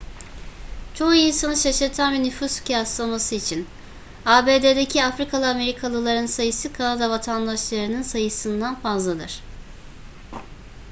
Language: Turkish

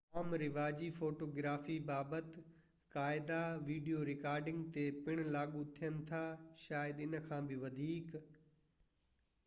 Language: Sindhi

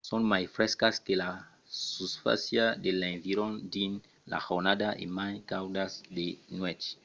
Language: Occitan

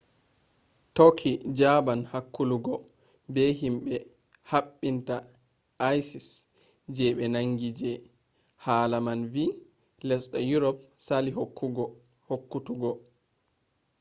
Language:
Fula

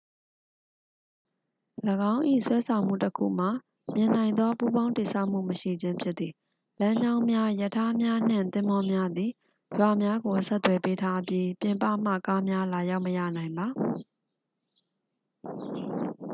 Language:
Burmese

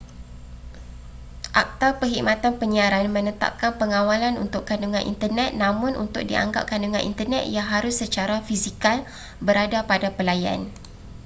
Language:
Malay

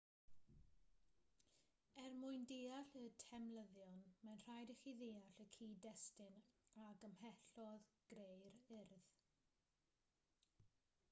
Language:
Welsh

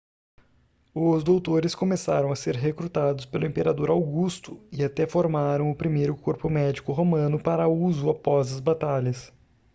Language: Portuguese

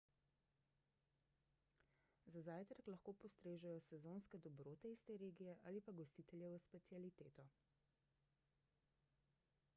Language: Slovenian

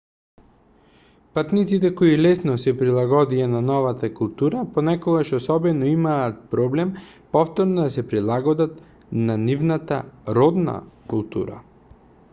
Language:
Macedonian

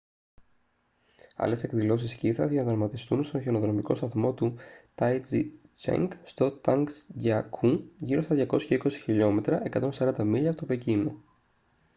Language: Greek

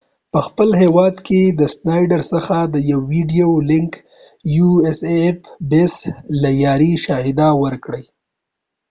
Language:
Pashto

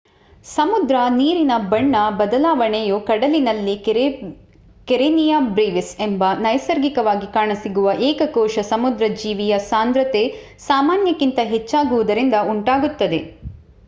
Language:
Kannada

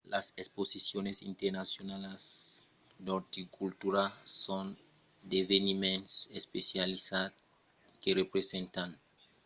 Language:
Occitan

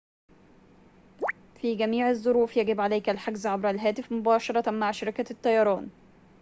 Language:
Arabic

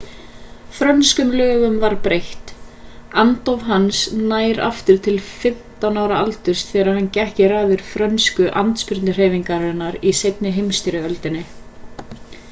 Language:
Icelandic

